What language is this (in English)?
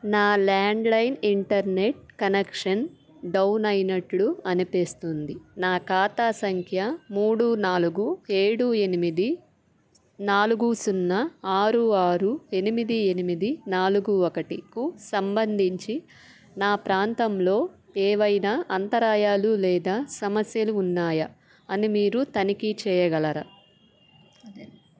Telugu